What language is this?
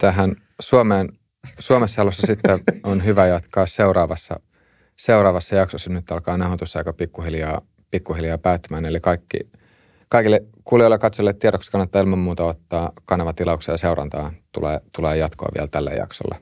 Finnish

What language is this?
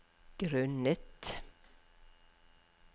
Norwegian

